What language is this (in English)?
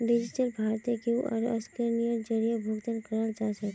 Magahi